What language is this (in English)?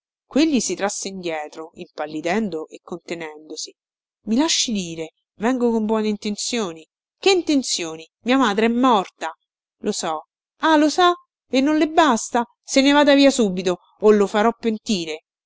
Italian